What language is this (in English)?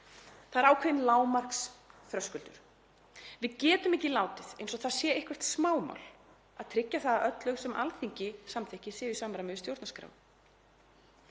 Icelandic